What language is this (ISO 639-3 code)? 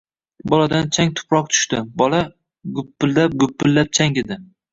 uzb